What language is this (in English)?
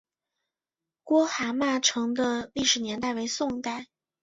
Chinese